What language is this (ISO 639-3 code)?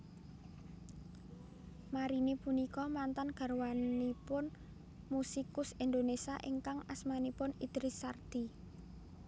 jav